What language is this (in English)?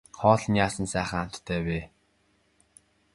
Mongolian